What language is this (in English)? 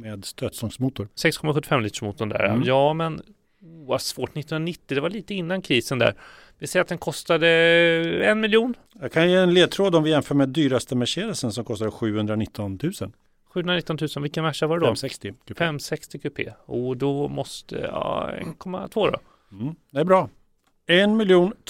Swedish